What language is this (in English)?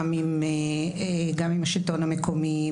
Hebrew